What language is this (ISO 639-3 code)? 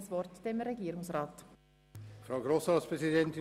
gsw